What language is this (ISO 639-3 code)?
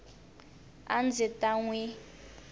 tso